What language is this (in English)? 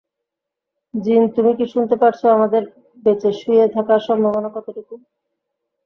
Bangla